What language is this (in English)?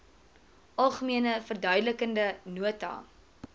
Afrikaans